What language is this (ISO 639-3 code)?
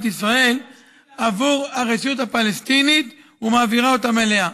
heb